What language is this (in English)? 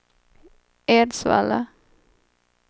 Swedish